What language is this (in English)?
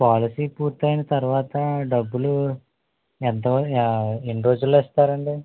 Telugu